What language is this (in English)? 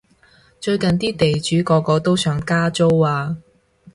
Cantonese